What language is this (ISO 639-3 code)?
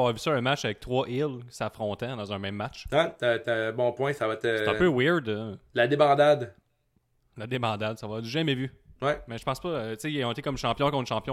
fra